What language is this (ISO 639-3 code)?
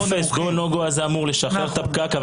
heb